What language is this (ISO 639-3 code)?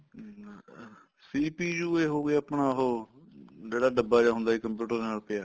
pan